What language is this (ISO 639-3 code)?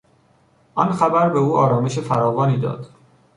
fas